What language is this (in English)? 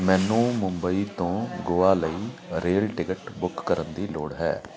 Punjabi